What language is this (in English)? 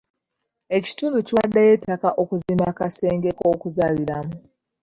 Ganda